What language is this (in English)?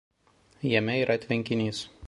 Lithuanian